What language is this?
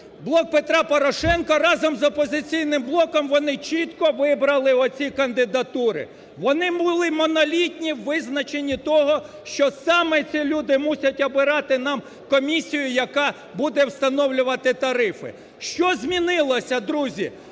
Ukrainian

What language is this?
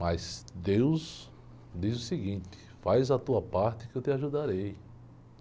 Portuguese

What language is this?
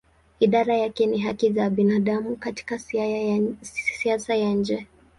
Swahili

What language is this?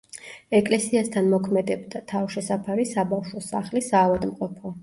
Georgian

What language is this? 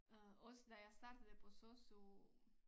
Danish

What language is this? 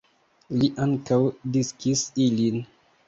Esperanto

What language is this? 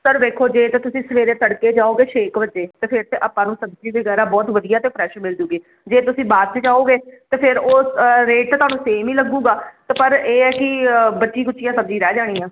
Punjabi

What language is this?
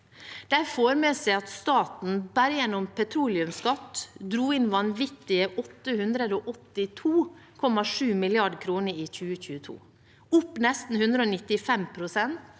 Norwegian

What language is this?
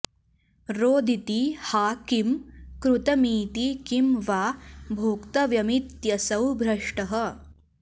Sanskrit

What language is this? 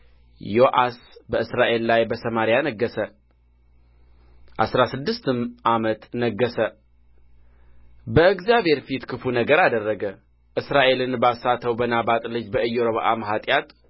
Amharic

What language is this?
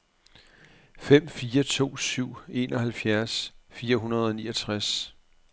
Danish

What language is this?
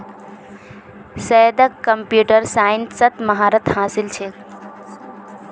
Magahi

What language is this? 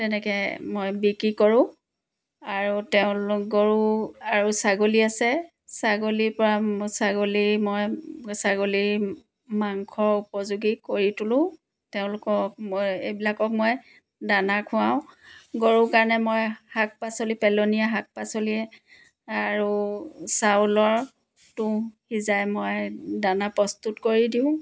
Assamese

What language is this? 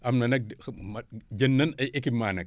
Wolof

